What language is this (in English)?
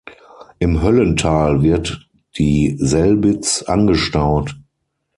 German